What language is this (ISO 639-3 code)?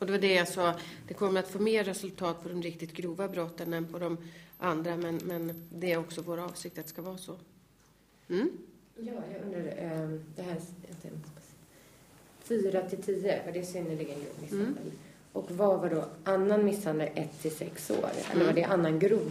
swe